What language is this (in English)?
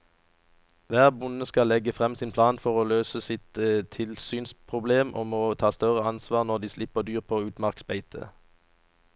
Norwegian